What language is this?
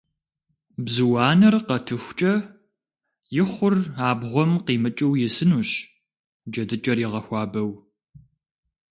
Kabardian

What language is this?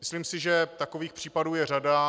Czech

